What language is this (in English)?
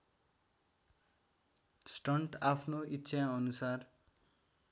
Nepali